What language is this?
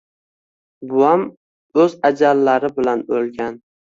Uzbek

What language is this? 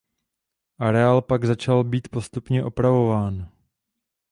Czech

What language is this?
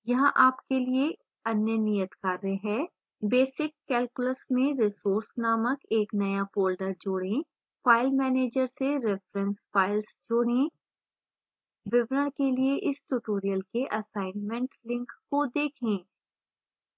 Hindi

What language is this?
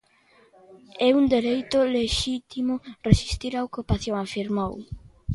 Galician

